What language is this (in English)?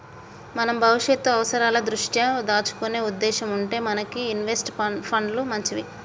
Telugu